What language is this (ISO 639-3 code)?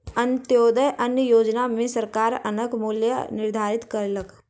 mai